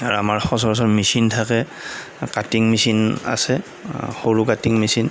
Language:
Assamese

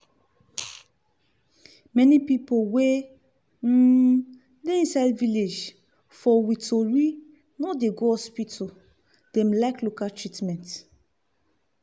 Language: Nigerian Pidgin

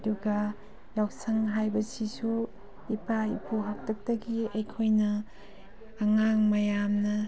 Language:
Manipuri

